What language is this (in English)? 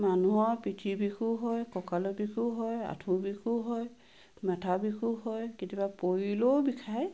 Assamese